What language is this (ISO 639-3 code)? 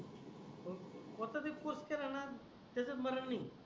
mar